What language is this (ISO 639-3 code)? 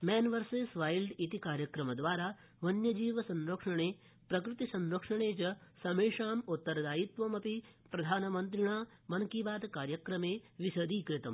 san